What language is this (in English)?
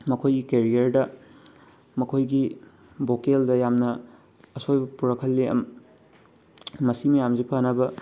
Manipuri